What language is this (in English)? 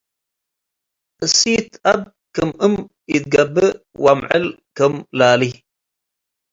Tigre